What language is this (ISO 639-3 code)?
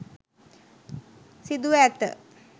sin